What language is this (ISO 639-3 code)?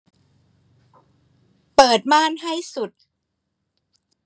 tha